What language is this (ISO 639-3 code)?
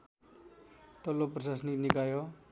nep